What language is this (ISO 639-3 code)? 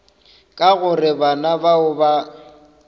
nso